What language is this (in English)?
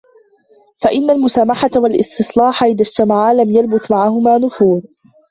Arabic